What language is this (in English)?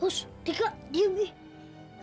Indonesian